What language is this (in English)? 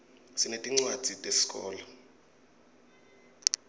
Swati